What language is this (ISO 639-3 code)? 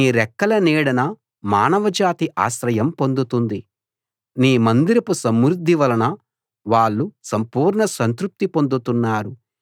tel